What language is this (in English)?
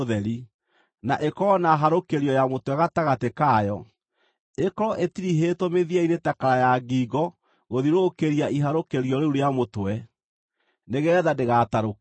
Kikuyu